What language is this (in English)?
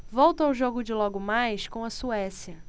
Portuguese